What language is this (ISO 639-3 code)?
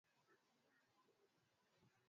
swa